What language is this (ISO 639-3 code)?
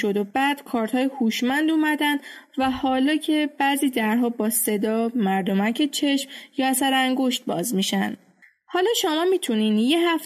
fas